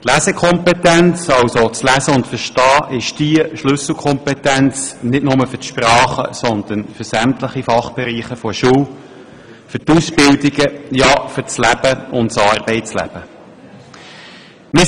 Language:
Swiss German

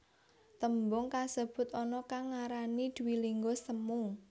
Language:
Javanese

